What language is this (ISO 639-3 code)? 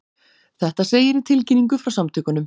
isl